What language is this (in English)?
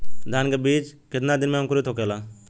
Bhojpuri